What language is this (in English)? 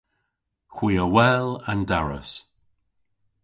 Cornish